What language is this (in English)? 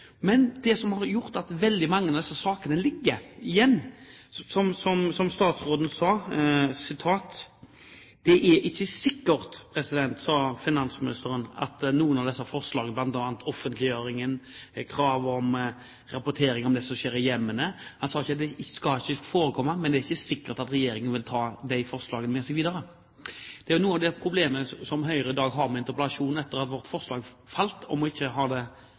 Norwegian Bokmål